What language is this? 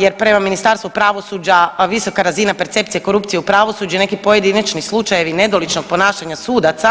Croatian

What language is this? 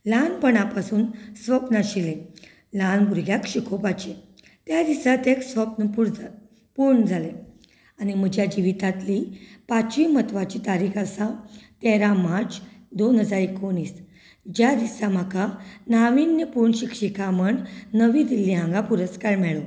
Konkani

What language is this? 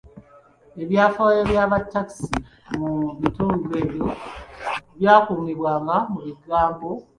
Ganda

